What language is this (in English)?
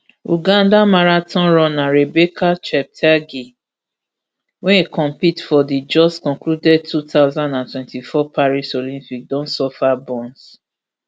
Nigerian Pidgin